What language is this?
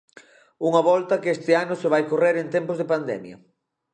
Galician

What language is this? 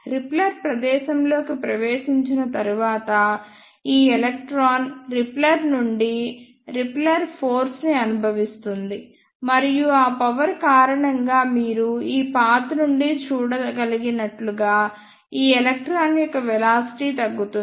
Telugu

